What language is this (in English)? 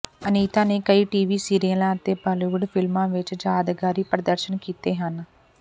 Punjabi